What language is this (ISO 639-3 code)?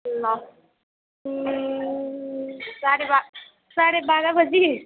nep